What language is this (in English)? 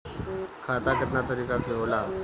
Bhojpuri